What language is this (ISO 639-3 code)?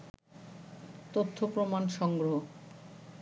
ben